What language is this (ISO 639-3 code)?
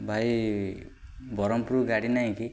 ori